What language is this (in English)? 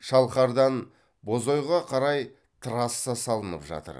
Kazakh